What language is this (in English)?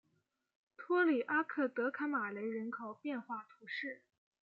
Chinese